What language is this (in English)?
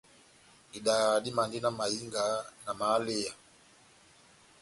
Batanga